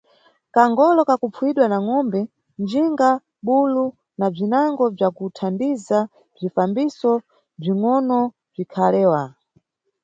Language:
Nyungwe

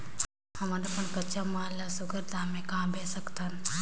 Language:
Chhattisgarhi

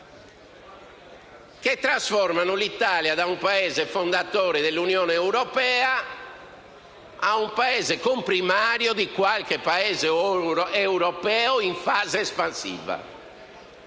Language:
Italian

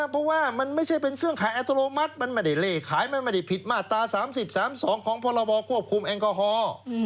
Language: Thai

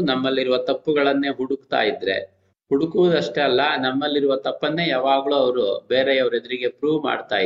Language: Kannada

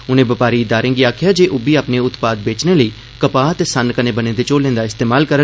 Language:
Dogri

